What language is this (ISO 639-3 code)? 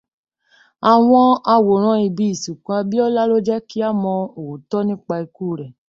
yor